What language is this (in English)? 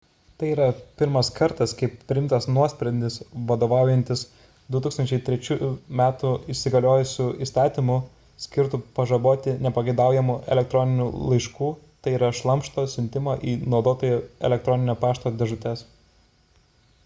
Lithuanian